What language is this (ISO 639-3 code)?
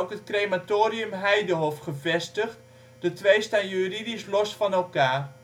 nld